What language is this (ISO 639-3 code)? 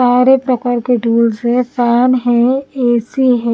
hin